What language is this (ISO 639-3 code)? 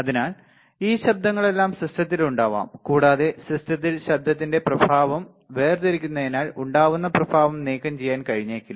mal